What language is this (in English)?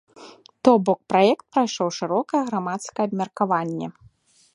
Belarusian